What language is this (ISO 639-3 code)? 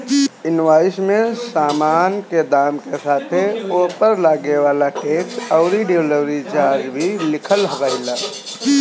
bho